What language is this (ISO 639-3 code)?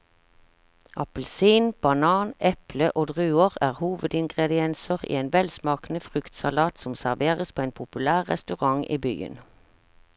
nor